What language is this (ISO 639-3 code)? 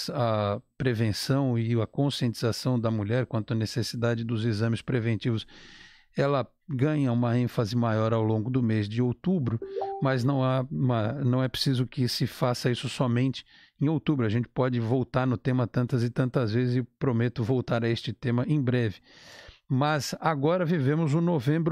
por